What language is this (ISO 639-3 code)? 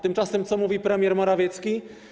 pol